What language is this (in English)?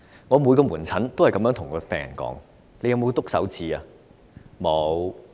Cantonese